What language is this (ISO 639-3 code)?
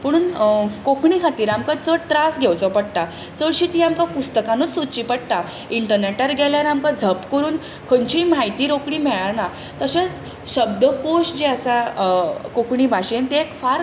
kok